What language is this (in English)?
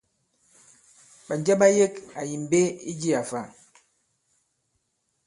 Bankon